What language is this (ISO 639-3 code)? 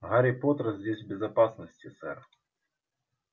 rus